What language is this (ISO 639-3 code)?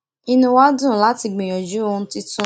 yor